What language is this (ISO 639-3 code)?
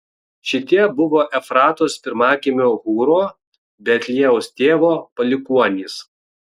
lit